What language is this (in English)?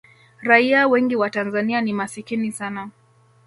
Swahili